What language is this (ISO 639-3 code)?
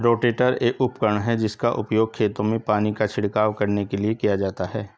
hin